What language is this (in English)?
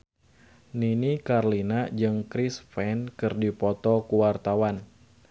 Sundanese